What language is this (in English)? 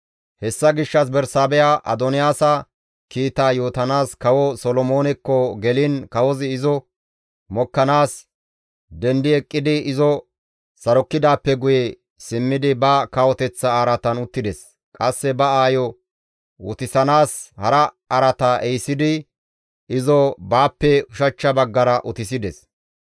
Gamo